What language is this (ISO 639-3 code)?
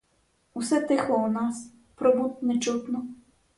ukr